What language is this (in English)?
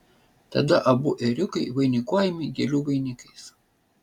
Lithuanian